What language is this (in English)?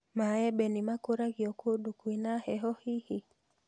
Kikuyu